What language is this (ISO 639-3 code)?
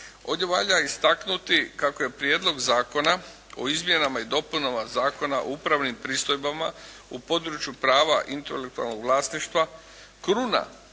hrv